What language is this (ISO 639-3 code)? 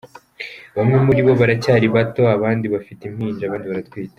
kin